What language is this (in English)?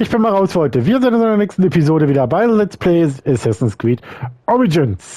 German